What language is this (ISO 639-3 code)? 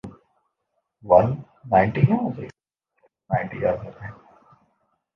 urd